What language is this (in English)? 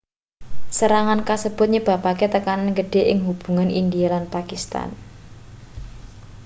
Javanese